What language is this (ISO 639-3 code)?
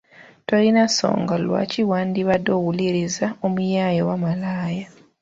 lug